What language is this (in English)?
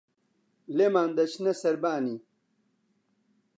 Central Kurdish